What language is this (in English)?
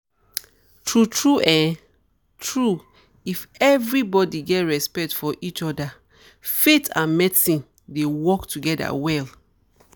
Nigerian Pidgin